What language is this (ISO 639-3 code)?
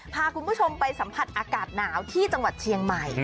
tha